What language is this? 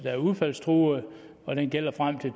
Danish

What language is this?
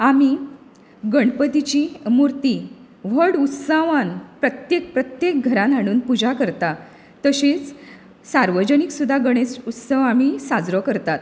Konkani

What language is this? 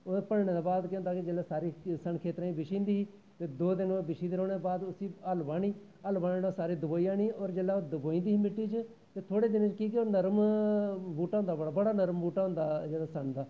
Dogri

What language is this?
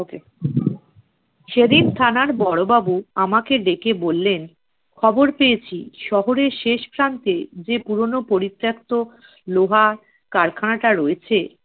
Bangla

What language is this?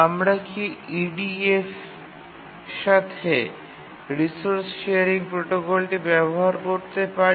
Bangla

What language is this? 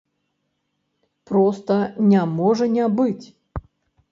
Belarusian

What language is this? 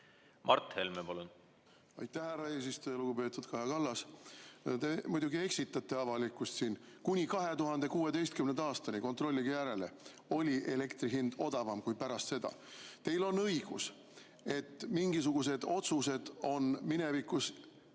Estonian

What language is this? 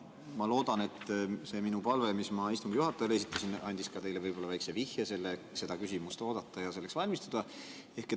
Estonian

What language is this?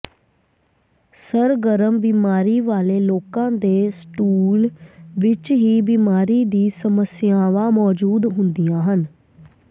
Punjabi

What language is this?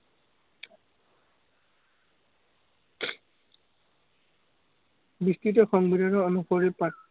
Assamese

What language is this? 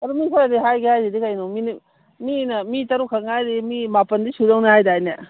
Manipuri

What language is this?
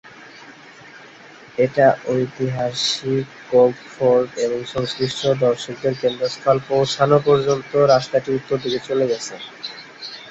Bangla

